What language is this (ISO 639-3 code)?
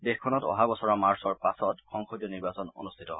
asm